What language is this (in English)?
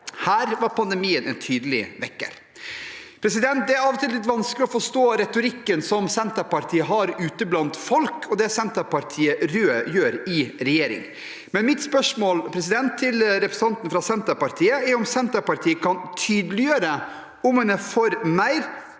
Norwegian